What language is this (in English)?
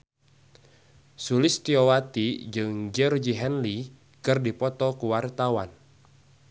Sundanese